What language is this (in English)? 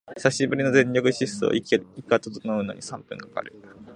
Japanese